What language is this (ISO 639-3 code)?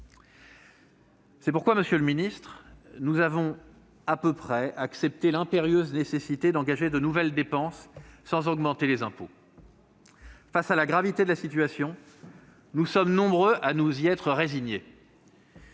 fra